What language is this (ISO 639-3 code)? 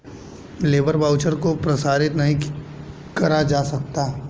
hin